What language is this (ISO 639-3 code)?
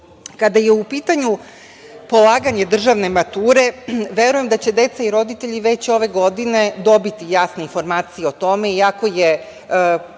srp